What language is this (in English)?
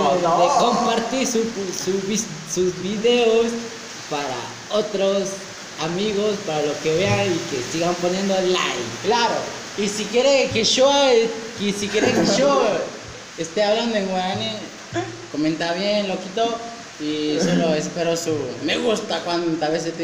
Spanish